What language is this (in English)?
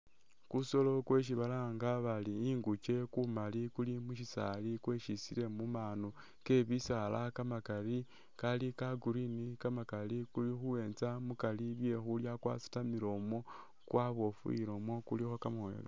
Masaaba